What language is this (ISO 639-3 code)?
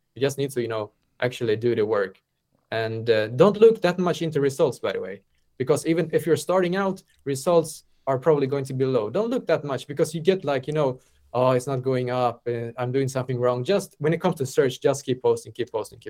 eng